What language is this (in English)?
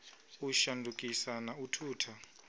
Venda